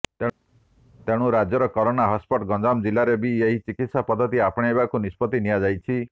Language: Odia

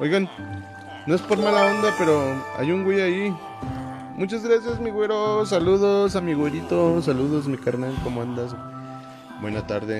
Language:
Spanish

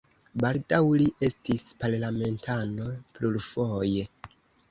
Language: Esperanto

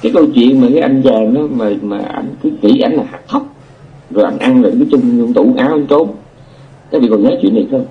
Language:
Vietnamese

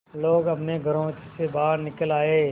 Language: Hindi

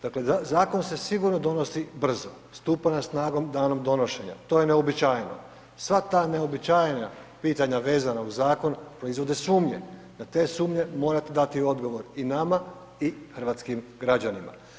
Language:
Croatian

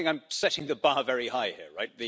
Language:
English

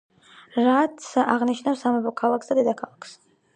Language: Georgian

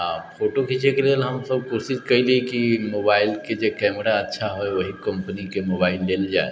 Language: Maithili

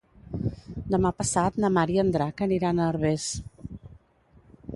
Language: Catalan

